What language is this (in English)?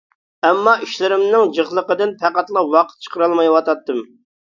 Uyghur